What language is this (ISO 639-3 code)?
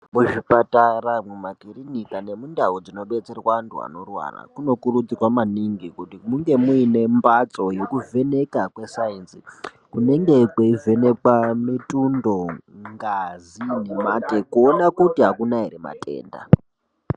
ndc